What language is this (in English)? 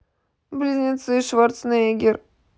Russian